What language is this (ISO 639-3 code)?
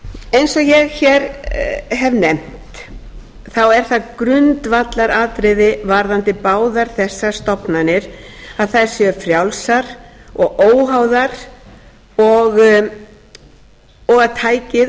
isl